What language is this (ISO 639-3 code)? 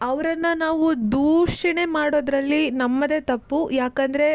kan